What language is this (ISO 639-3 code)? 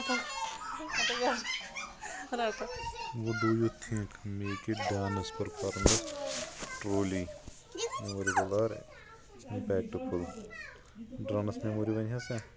kas